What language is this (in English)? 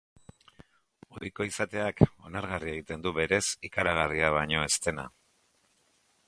Basque